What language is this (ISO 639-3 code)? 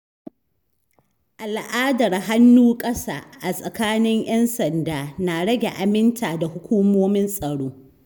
hau